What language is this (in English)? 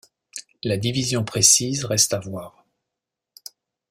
French